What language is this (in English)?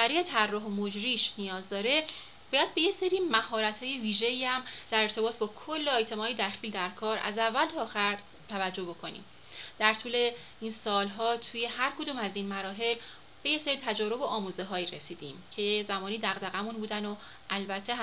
Persian